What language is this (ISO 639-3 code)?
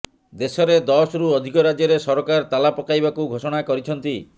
ori